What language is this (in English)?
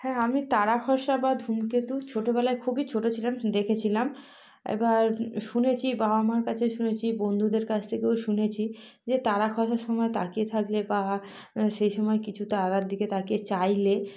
Bangla